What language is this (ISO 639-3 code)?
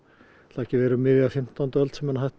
isl